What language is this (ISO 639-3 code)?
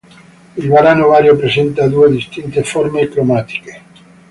ita